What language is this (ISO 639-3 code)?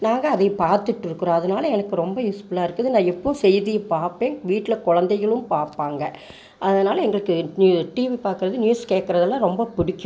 tam